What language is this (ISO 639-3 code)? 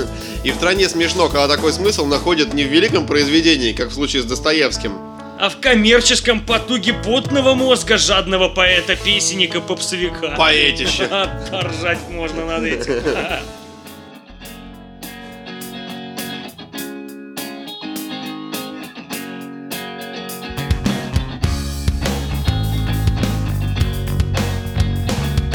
rus